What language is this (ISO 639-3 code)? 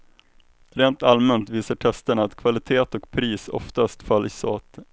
swe